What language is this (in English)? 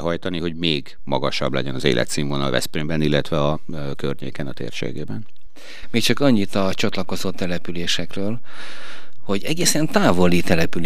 Hungarian